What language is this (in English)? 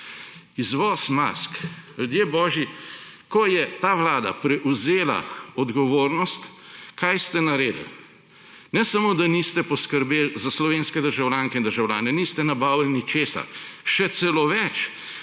Slovenian